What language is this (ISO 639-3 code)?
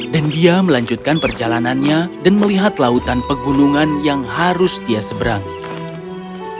ind